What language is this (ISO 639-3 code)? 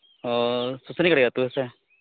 sat